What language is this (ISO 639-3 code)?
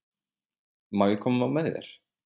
isl